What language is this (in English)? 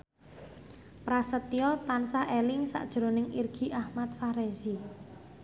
Javanese